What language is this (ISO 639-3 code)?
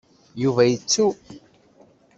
kab